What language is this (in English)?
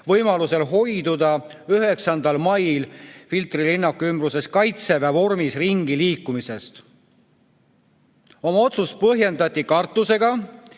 Estonian